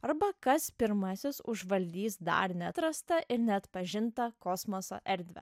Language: Lithuanian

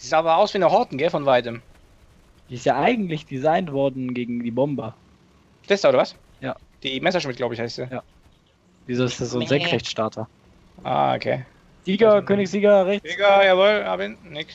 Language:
German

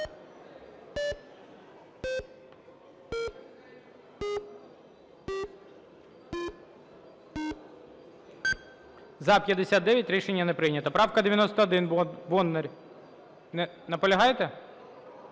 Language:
Ukrainian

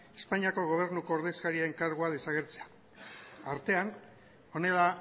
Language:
Basque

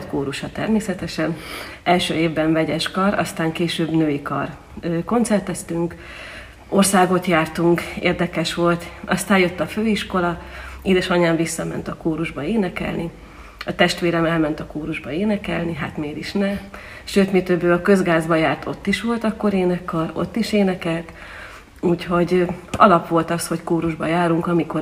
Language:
Hungarian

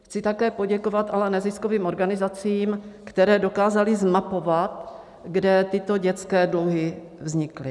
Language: Czech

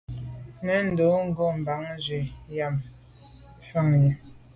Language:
Medumba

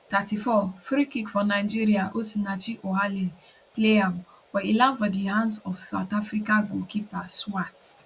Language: Nigerian Pidgin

